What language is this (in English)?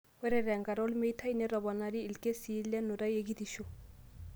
Masai